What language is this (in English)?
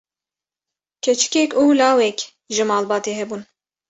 Kurdish